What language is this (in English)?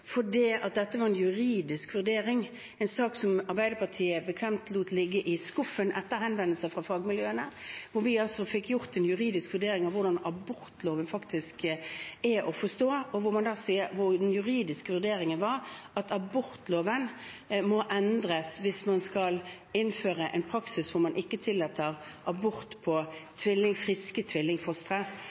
Norwegian Bokmål